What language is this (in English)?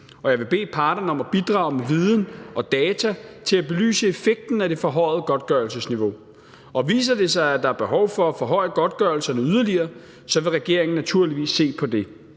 Danish